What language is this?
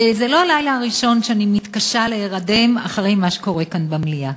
Hebrew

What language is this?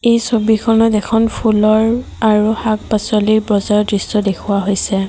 Assamese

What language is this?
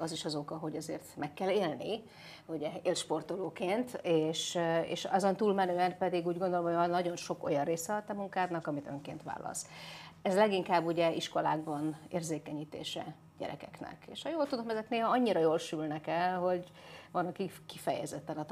Hungarian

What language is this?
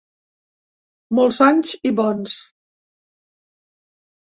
Catalan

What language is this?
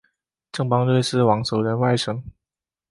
Chinese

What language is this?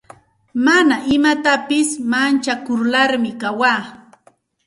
Santa Ana de Tusi Pasco Quechua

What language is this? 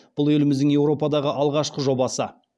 Kazakh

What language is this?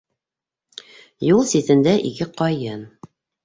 Bashkir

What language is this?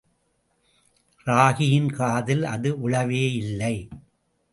Tamil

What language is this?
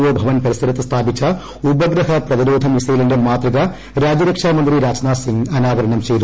Malayalam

